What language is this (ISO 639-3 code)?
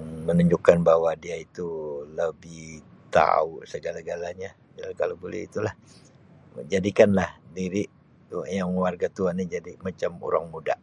msi